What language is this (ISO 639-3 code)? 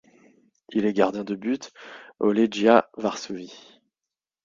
fra